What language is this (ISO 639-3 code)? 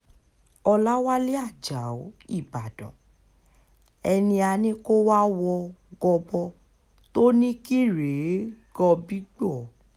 yor